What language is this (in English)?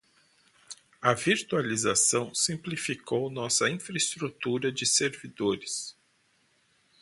Portuguese